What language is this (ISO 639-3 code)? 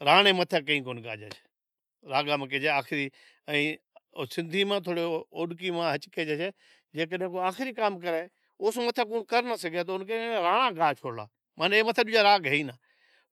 odk